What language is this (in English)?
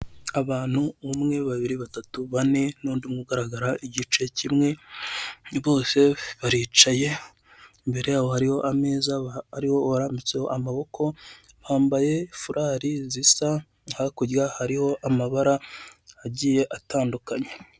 Kinyarwanda